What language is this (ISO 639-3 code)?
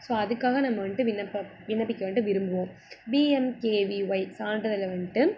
tam